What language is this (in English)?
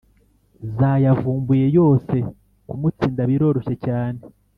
Kinyarwanda